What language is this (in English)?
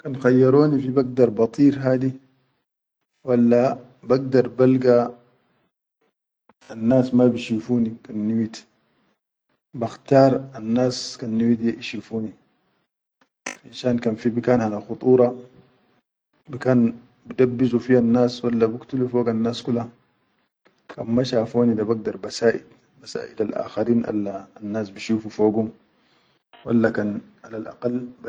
Chadian Arabic